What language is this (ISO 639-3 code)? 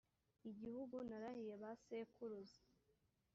kin